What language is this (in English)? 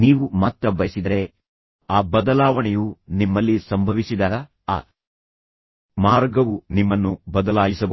Kannada